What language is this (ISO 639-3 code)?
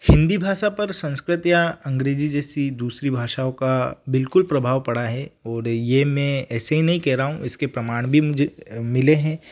hin